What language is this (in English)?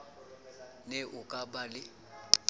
Southern Sotho